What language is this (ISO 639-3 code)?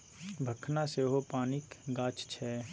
mai